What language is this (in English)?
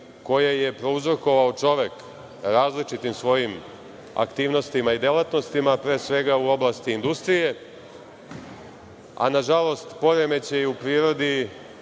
Serbian